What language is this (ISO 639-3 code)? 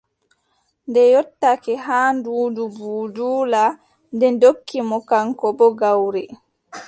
fub